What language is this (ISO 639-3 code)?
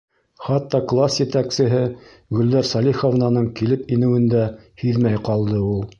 bak